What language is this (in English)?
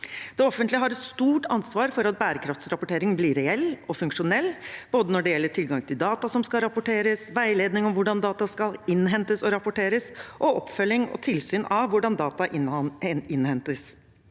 Norwegian